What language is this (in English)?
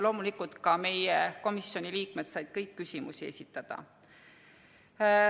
Estonian